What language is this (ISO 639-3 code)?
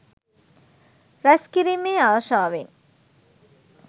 sin